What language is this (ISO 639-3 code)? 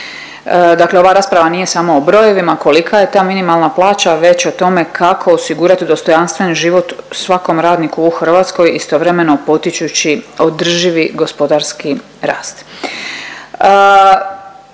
hrv